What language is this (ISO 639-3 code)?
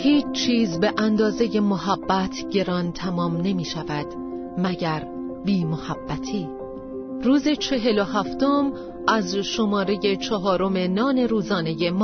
fas